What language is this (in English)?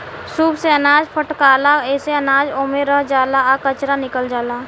Bhojpuri